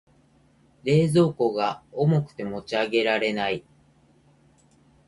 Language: Japanese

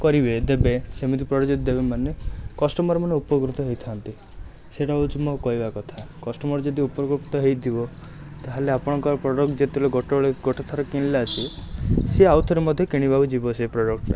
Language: Odia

